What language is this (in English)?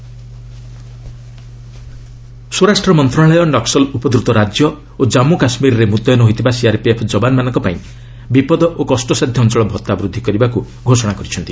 Odia